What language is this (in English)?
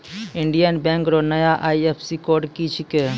Maithili